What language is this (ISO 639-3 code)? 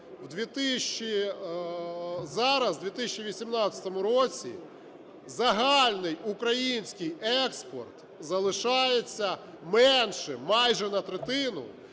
ukr